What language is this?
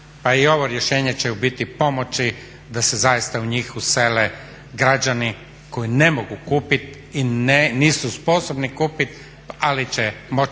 Croatian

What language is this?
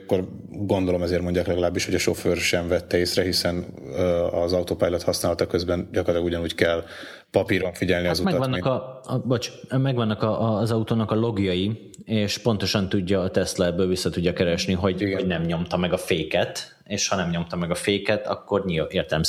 Hungarian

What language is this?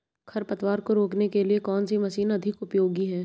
Hindi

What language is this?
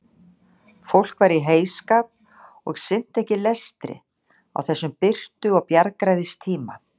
Icelandic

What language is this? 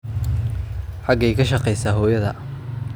Somali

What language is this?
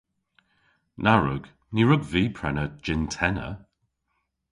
Cornish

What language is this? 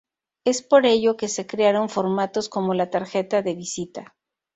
Spanish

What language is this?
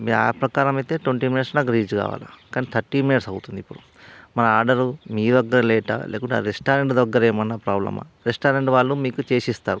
Telugu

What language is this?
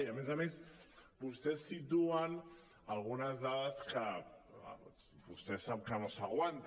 Catalan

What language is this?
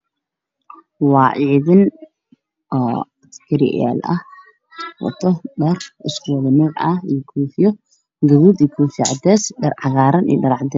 Somali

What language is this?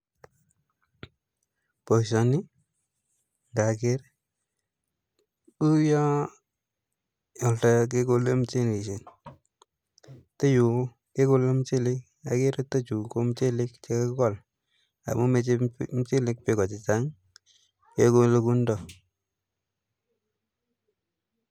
Kalenjin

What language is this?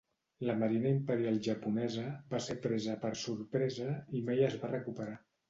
Catalan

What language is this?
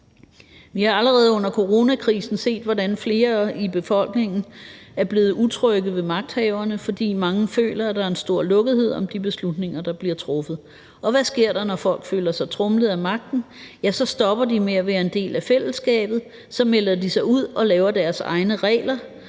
Danish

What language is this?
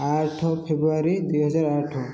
Odia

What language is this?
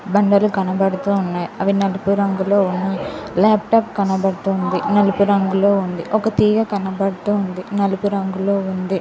Telugu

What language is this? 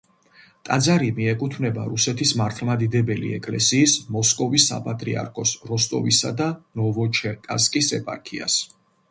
Georgian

